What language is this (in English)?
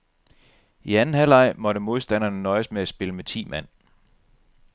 Danish